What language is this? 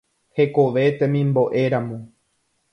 Guarani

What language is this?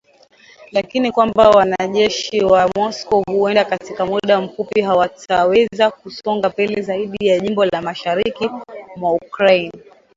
Swahili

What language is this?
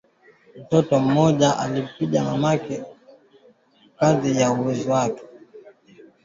Swahili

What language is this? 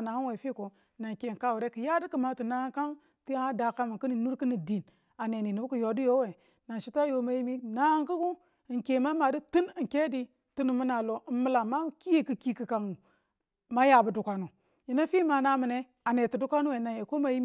Tula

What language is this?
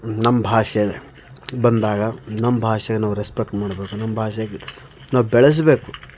Kannada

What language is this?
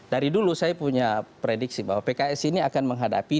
Indonesian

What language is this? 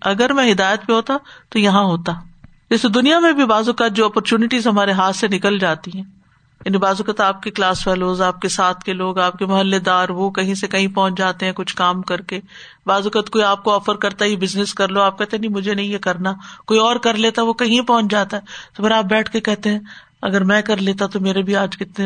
Urdu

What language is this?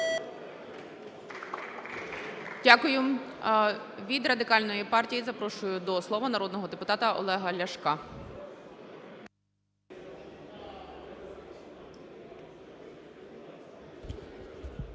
Ukrainian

